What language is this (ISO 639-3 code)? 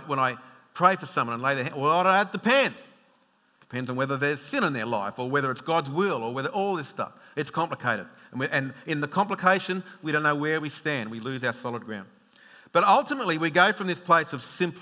eng